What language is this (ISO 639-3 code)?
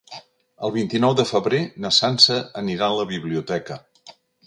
cat